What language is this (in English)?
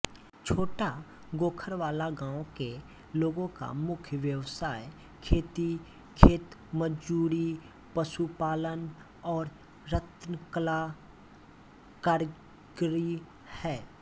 Hindi